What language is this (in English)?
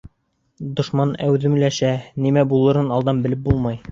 Bashkir